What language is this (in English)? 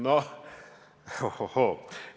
Estonian